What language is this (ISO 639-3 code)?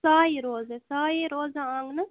kas